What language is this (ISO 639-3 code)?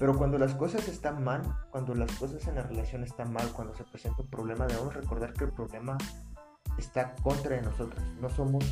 spa